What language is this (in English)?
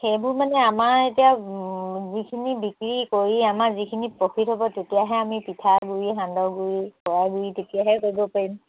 Assamese